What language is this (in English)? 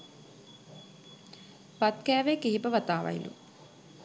Sinhala